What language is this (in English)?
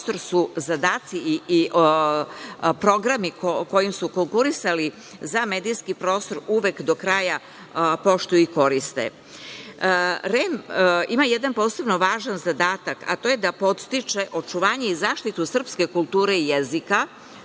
Serbian